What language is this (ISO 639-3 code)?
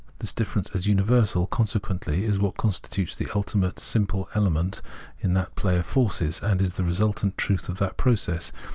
eng